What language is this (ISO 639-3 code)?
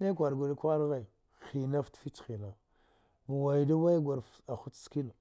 dgh